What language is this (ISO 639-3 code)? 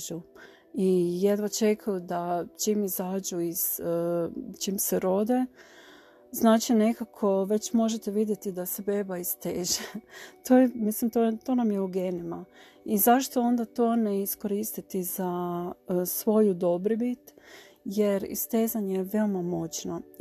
hrv